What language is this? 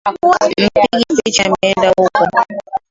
Swahili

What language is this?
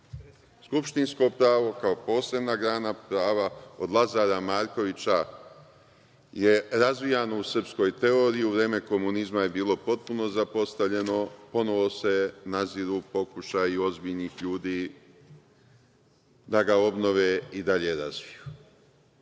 Serbian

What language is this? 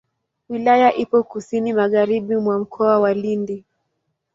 Swahili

